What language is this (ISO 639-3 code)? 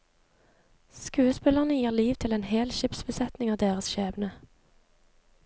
nor